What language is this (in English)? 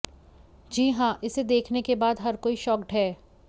Hindi